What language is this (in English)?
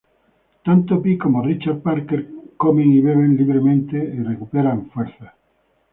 Spanish